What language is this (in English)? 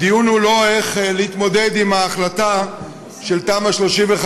Hebrew